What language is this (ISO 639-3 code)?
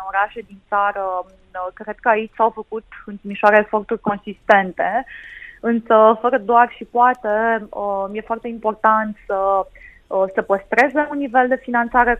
ron